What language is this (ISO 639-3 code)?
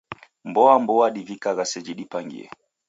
dav